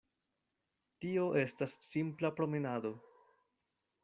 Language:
Esperanto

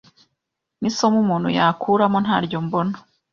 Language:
Kinyarwanda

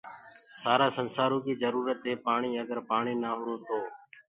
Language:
Gurgula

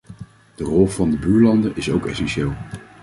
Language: Dutch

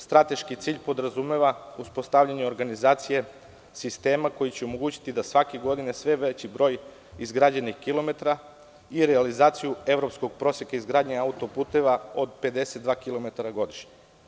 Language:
Serbian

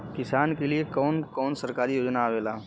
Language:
Bhojpuri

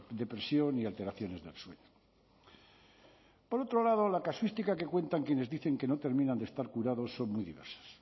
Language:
Spanish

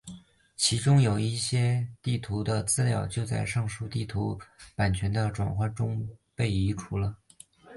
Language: Chinese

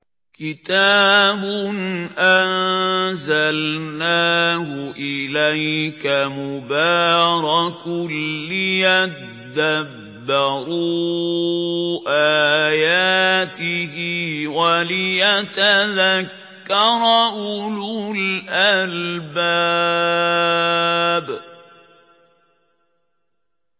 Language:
Arabic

